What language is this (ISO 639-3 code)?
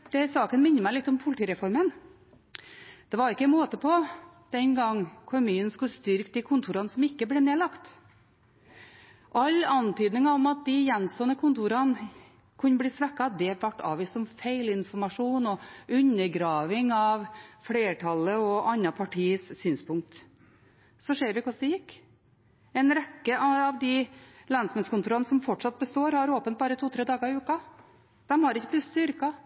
nob